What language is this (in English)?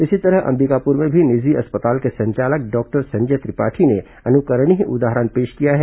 Hindi